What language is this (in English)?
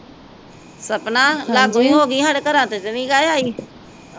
Punjabi